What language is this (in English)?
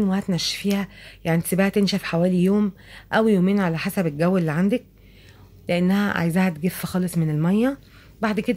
Arabic